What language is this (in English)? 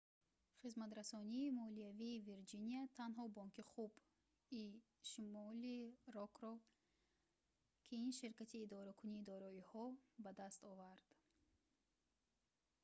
Tajik